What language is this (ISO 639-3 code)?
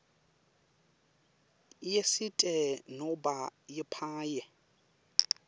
ssw